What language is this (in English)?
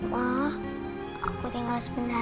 Indonesian